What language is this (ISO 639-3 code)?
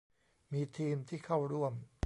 tha